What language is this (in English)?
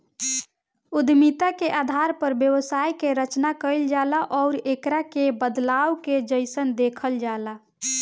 Bhojpuri